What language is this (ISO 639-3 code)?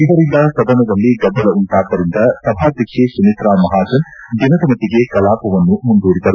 kan